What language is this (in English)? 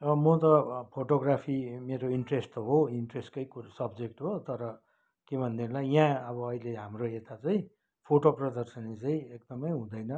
Nepali